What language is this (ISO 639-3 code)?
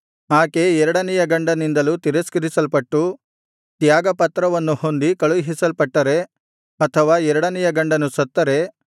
kan